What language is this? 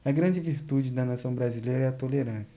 Portuguese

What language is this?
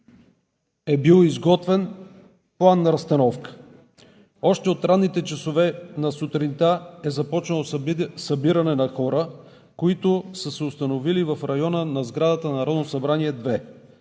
Bulgarian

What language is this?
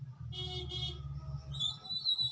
Chhattisgarhi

